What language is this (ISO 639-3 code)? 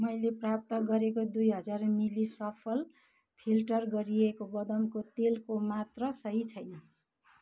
nep